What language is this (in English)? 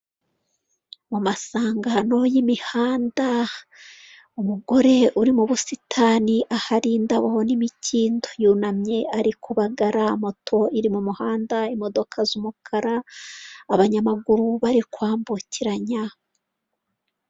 Kinyarwanda